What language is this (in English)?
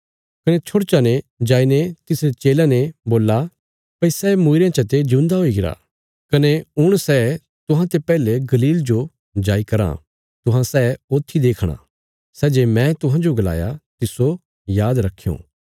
Bilaspuri